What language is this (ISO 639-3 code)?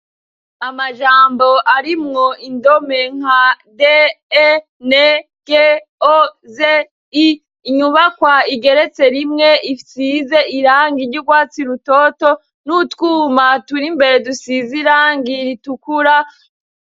run